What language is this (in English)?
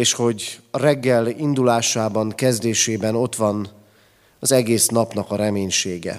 Hungarian